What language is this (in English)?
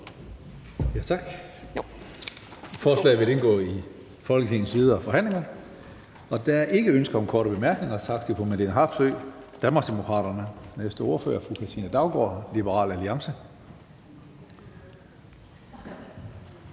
Danish